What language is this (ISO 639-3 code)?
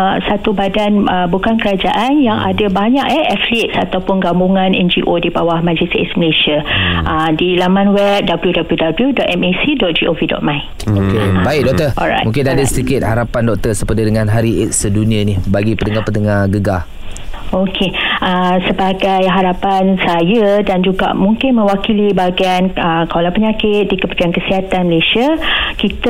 msa